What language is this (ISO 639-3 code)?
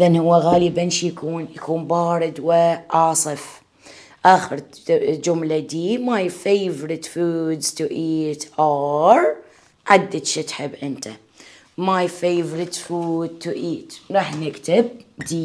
ara